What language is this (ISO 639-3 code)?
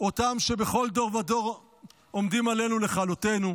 heb